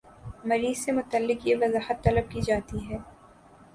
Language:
Urdu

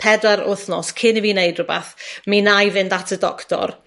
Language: Welsh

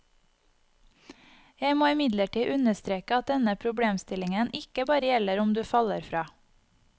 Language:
Norwegian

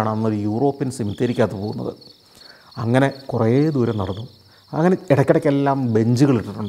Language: Malayalam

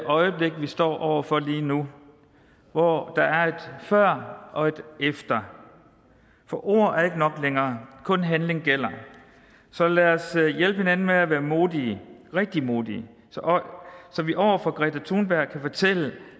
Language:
Danish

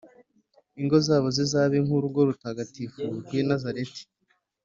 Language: Kinyarwanda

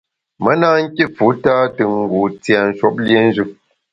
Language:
Bamun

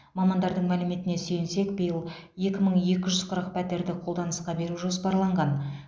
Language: Kazakh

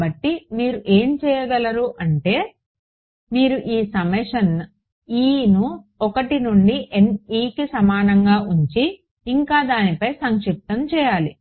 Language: Telugu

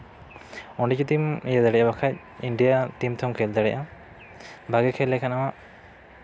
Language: Santali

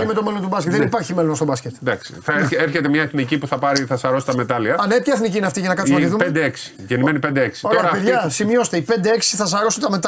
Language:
Greek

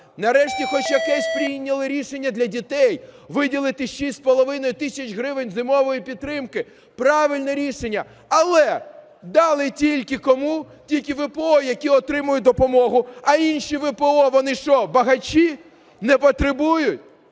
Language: Ukrainian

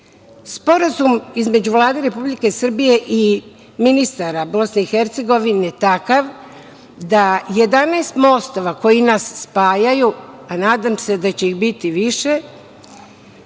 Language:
Serbian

